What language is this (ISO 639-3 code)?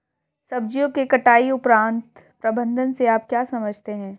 hin